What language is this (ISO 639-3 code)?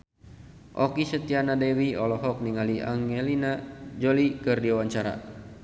sun